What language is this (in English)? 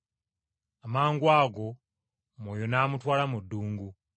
Ganda